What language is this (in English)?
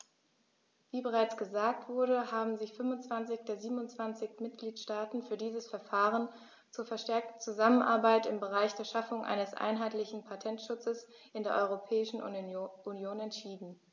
German